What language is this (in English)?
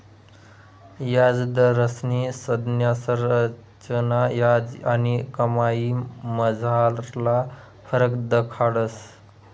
Marathi